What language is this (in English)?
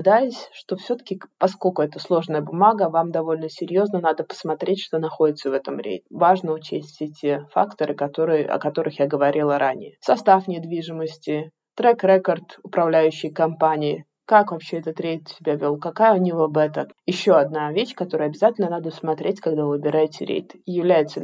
Russian